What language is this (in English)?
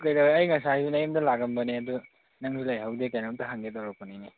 Manipuri